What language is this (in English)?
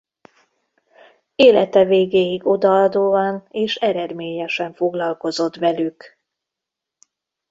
Hungarian